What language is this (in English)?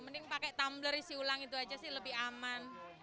Indonesian